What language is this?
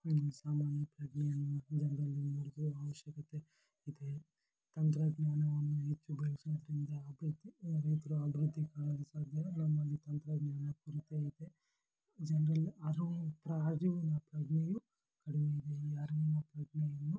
Kannada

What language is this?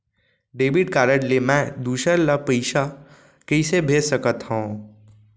Chhattisgarhi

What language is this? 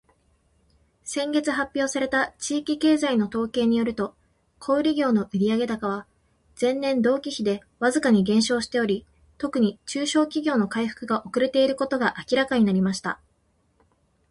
Japanese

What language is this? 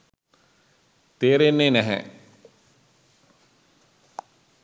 Sinhala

